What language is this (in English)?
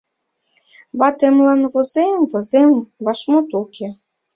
Mari